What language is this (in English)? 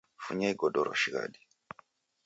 Taita